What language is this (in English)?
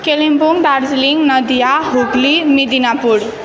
Nepali